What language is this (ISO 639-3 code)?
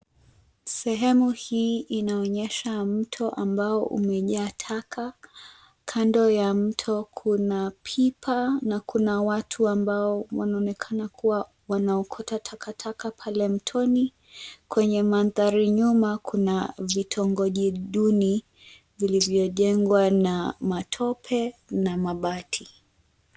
swa